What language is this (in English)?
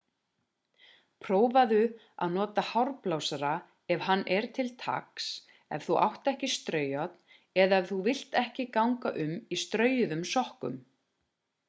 Icelandic